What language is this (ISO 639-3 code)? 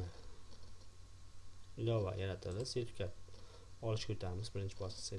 tur